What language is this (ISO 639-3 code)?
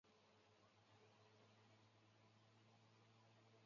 zho